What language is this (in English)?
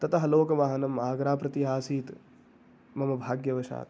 Sanskrit